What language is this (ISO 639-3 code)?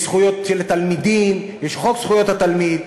heb